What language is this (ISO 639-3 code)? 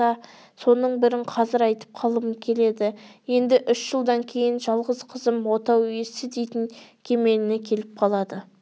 kaz